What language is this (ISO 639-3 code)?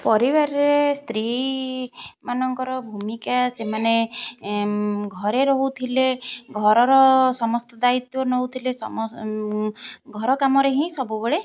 ori